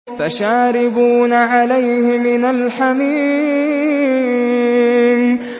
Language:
Arabic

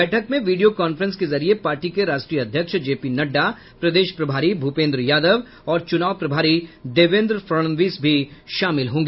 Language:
Hindi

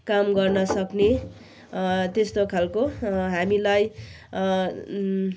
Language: Nepali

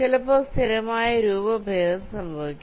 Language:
Malayalam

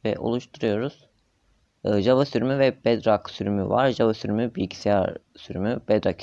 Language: Turkish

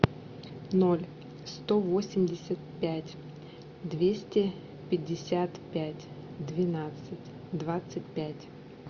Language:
Russian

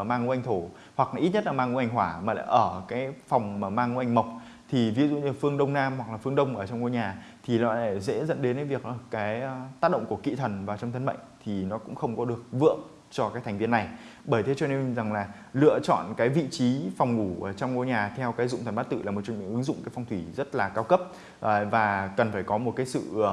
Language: Vietnamese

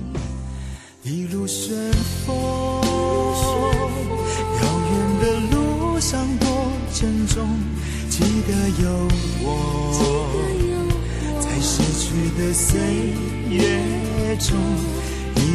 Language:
Chinese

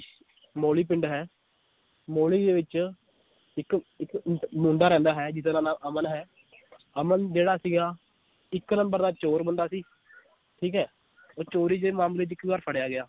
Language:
Punjabi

